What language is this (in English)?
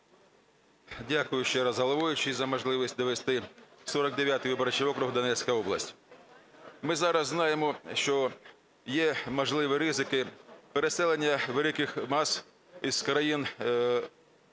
Ukrainian